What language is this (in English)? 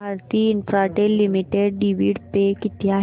Marathi